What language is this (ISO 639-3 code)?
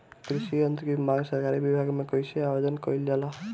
bho